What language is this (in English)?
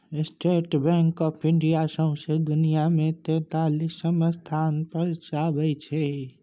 Maithili